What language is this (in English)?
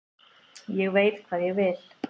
Icelandic